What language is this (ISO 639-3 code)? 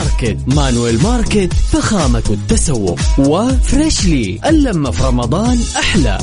ara